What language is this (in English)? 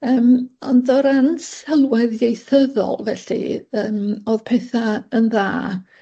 Welsh